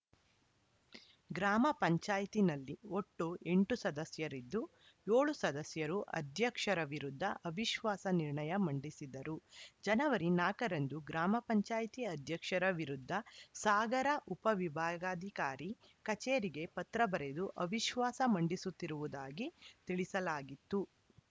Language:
Kannada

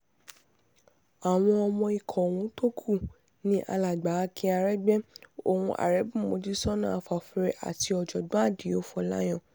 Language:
Yoruba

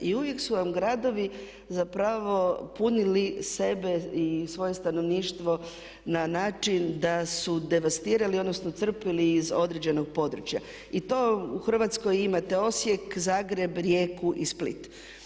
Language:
Croatian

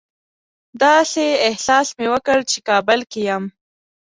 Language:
Pashto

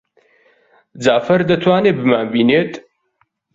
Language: Central Kurdish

